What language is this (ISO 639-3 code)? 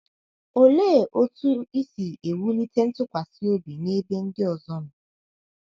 ibo